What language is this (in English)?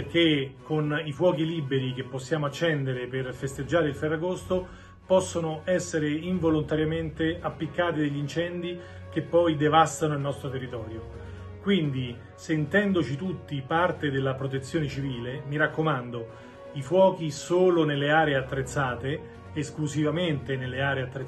Italian